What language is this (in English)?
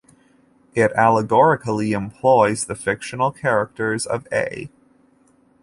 English